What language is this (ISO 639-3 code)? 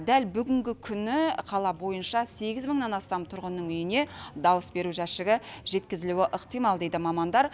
kaz